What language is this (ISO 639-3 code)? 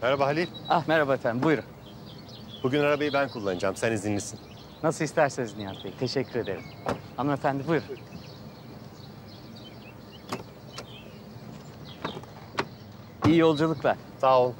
tur